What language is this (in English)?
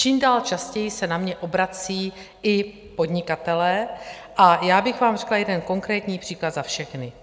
Czech